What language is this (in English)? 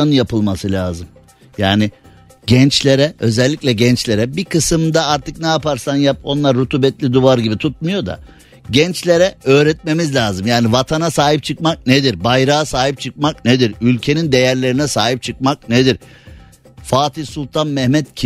Turkish